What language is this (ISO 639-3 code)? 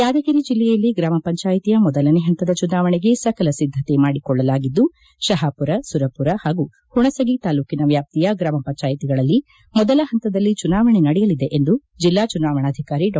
kan